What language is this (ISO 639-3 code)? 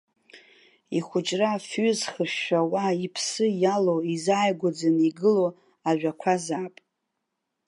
abk